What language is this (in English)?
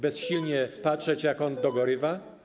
Polish